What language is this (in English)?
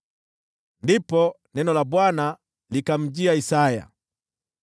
Swahili